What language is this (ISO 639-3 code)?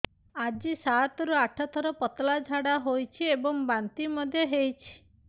ori